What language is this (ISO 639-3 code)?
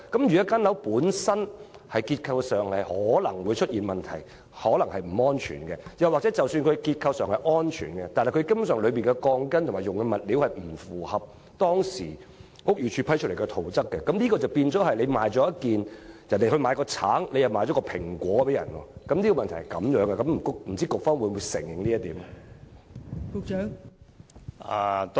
yue